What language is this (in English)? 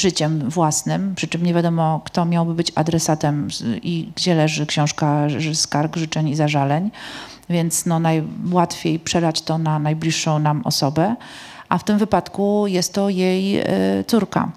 Polish